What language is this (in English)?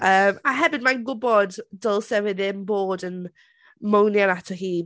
Welsh